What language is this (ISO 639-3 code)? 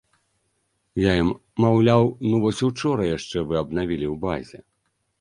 bel